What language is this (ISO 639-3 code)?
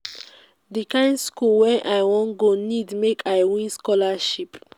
pcm